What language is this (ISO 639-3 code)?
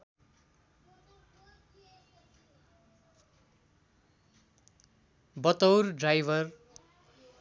nep